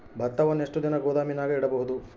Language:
Kannada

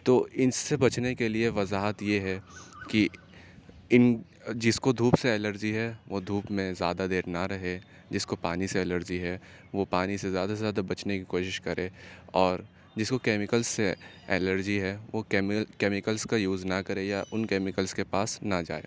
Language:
Urdu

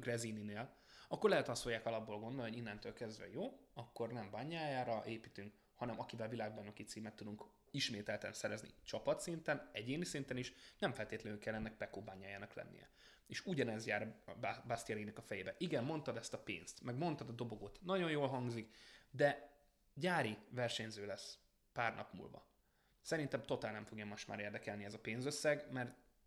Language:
Hungarian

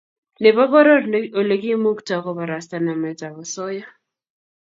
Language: Kalenjin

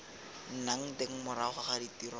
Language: Tswana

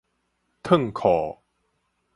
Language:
Min Nan Chinese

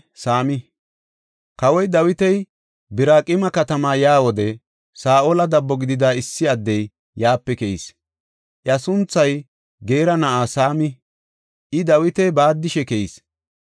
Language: Gofa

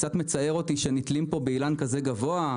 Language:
Hebrew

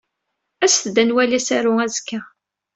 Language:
Kabyle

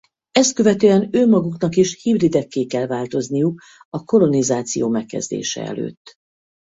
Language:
Hungarian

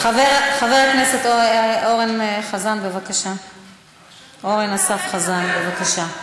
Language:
Hebrew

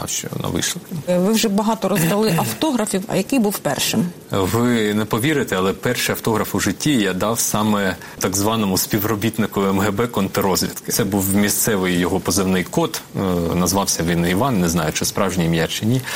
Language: Ukrainian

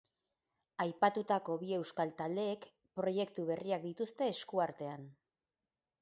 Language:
Basque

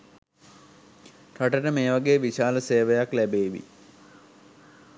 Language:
Sinhala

